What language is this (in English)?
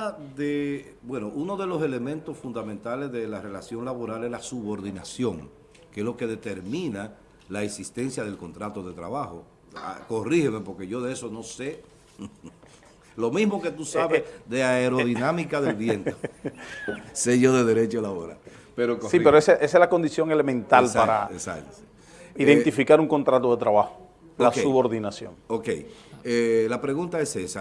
Spanish